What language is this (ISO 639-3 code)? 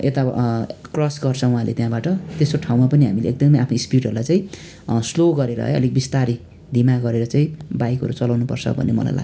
nep